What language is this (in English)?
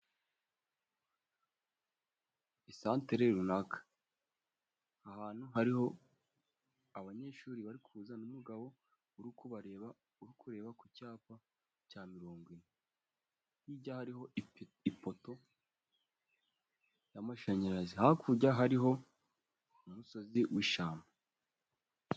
Kinyarwanda